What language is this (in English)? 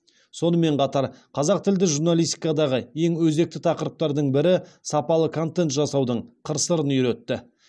Kazakh